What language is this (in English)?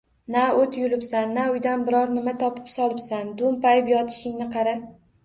Uzbek